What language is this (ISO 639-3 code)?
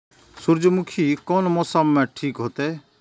mai